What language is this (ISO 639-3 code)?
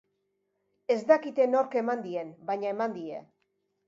eus